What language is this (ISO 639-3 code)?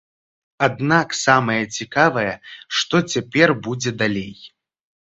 bel